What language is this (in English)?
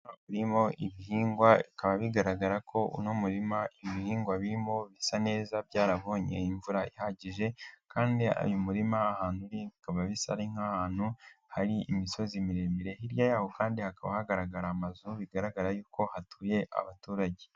Kinyarwanda